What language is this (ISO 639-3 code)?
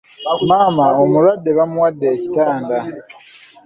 lug